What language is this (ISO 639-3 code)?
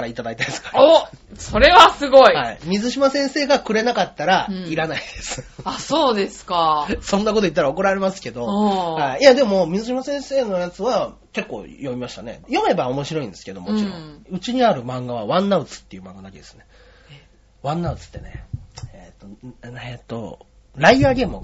jpn